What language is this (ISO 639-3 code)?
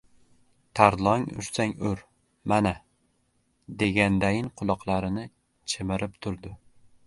uzb